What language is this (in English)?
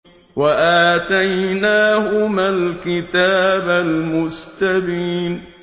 Arabic